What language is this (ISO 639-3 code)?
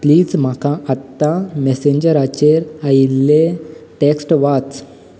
kok